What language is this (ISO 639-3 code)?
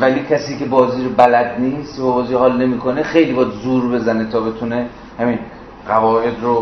fas